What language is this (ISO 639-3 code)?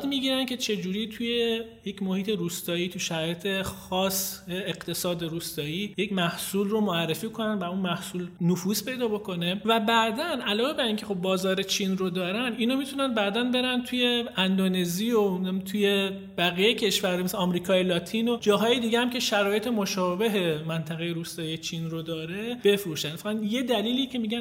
fas